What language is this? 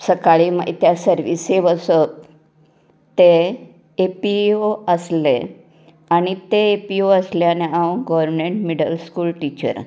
Konkani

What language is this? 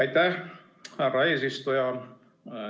Estonian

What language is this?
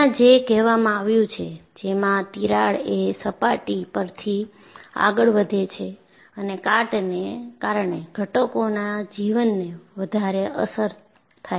Gujarati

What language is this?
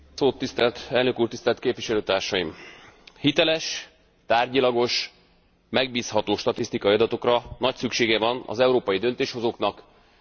Hungarian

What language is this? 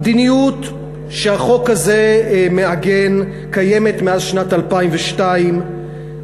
Hebrew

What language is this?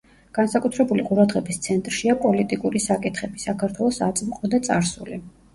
Georgian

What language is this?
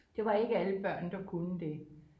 Danish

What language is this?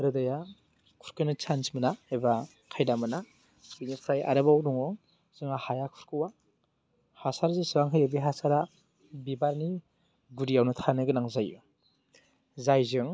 Bodo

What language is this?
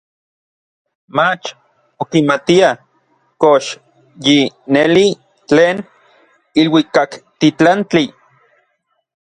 Orizaba Nahuatl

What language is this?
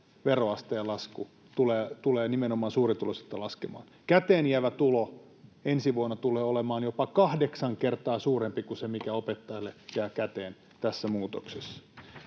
Finnish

